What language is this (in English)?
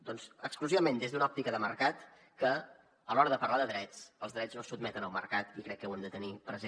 Catalan